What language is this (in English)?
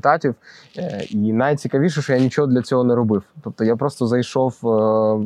Ukrainian